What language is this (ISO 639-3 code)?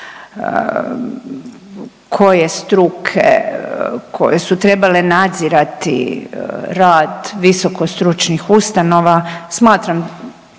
hrv